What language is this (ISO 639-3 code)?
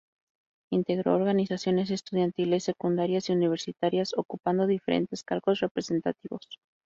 spa